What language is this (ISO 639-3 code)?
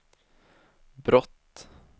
swe